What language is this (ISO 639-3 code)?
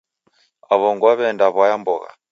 dav